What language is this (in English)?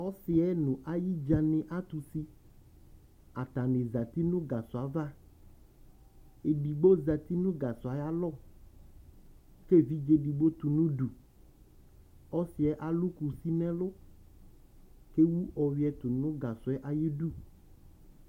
Ikposo